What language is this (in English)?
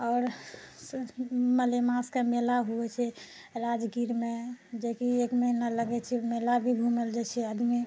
Maithili